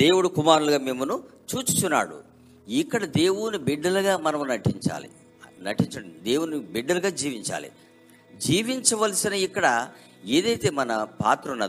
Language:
Telugu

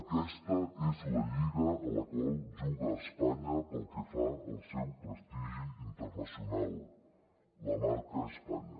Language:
Catalan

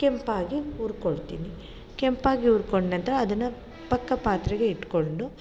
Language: Kannada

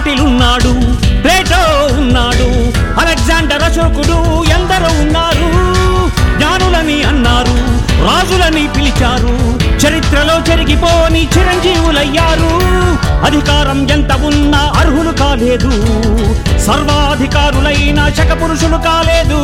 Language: Telugu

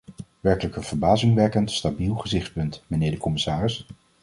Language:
Dutch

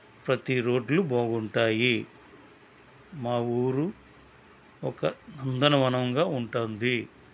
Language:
Telugu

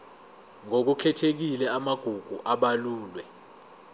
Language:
Zulu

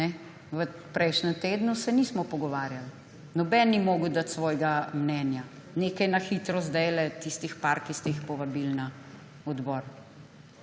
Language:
Slovenian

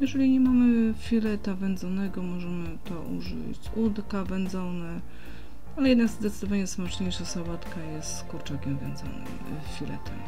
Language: Polish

